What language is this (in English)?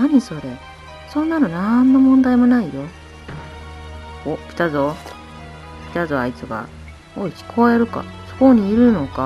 Japanese